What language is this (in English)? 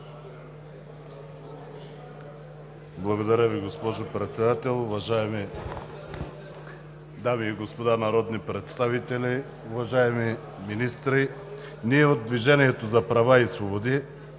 Bulgarian